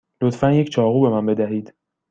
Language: Persian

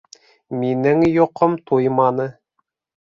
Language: Bashkir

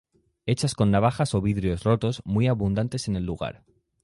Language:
Spanish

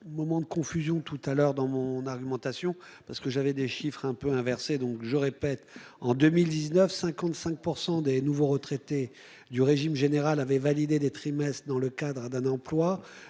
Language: French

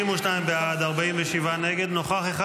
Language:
Hebrew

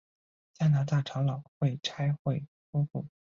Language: Chinese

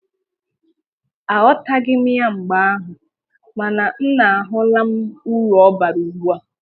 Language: Igbo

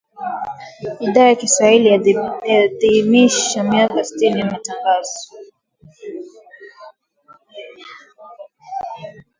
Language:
Swahili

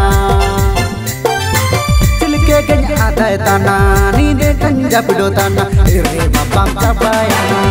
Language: Thai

